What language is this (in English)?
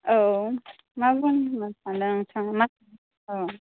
Bodo